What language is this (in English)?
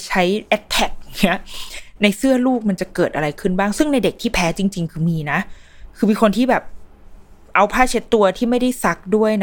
Thai